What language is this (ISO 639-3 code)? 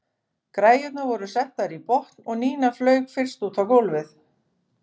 isl